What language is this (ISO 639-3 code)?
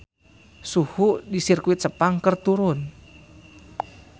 sun